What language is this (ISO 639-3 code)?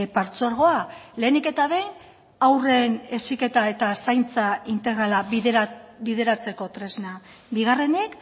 eus